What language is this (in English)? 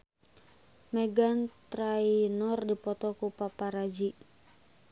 Sundanese